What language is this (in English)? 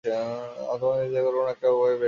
Bangla